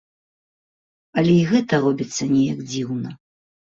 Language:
Belarusian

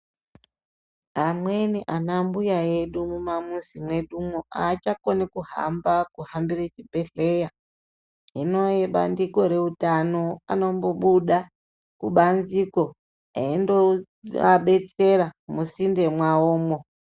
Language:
Ndau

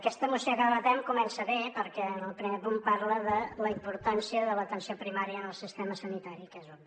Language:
Catalan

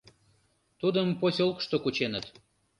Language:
Mari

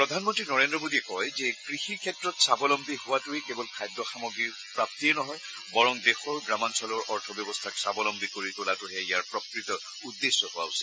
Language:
Assamese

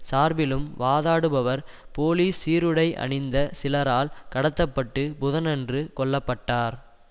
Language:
Tamil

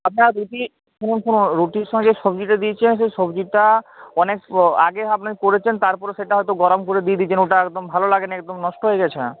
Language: Bangla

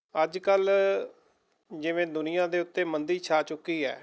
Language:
Punjabi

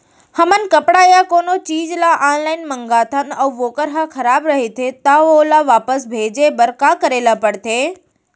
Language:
Chhattisgarhi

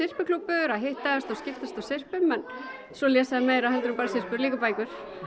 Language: Icelandic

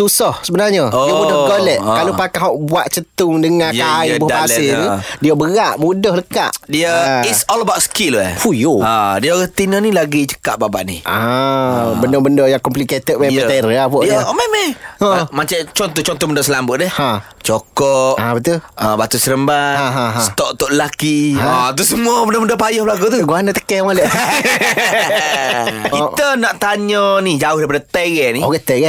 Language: Malay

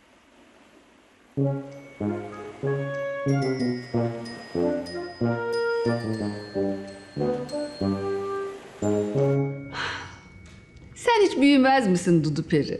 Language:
Turkish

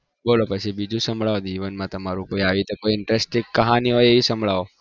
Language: Gujarati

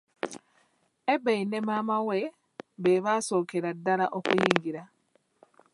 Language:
Ganda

